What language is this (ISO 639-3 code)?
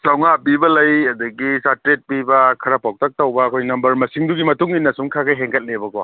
mni